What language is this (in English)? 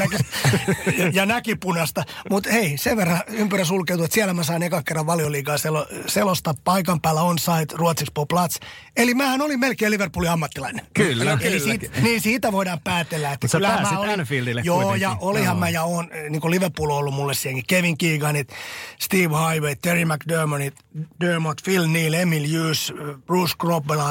Finnish